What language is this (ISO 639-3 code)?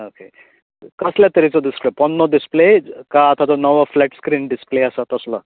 kok